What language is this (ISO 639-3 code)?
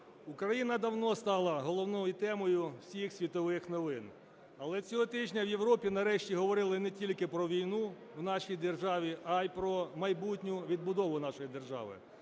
ukr